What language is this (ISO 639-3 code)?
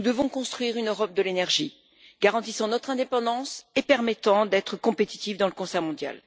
fra